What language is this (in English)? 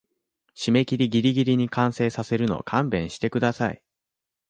Japanese